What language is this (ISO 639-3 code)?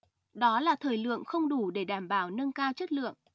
vie